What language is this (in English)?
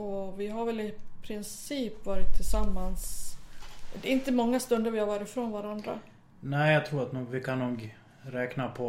Swedish